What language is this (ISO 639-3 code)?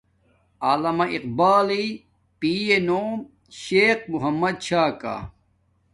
dmk